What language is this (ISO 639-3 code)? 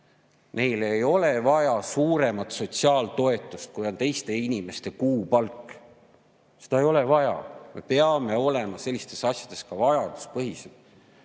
est